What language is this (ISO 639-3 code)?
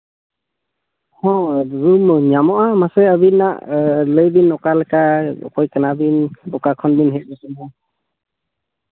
sat